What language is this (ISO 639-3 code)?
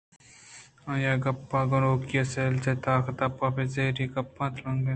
bgp